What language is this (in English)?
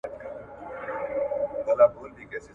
Pashto